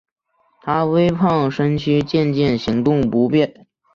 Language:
Chinese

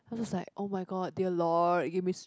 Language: English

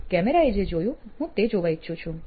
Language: Gujarati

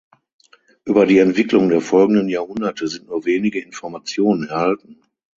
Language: German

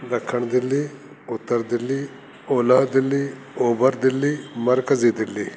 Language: Sindhi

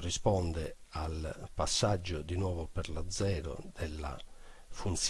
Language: Italian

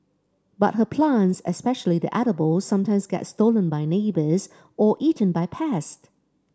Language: English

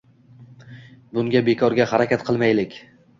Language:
Uzbek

